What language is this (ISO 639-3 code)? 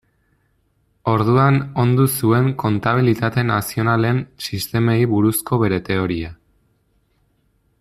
eus